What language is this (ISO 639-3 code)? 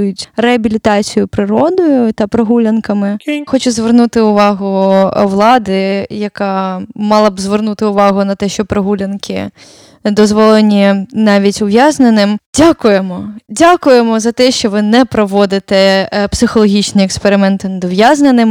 ukr